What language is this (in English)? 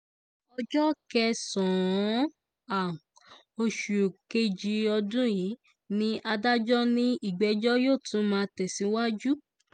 Yoruba